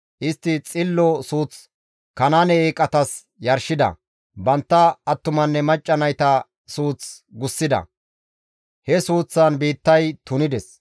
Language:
Gamo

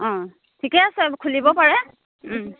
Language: Assamese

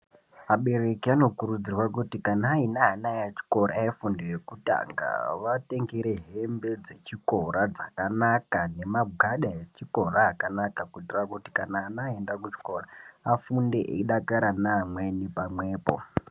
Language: Ndau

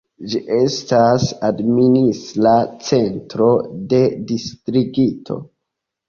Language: Esperanto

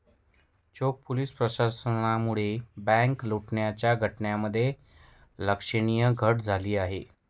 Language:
Marathi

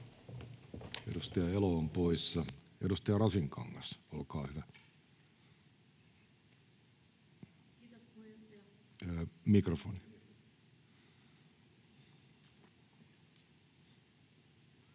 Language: Finnish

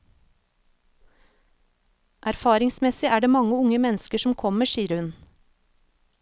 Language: Norwegian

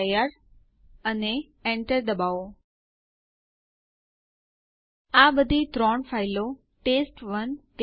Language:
Gujarati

